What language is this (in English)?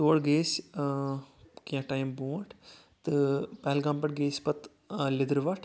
Kashmiri